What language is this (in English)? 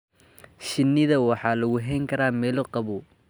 Somali